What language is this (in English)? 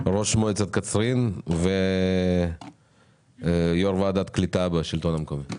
Hebrew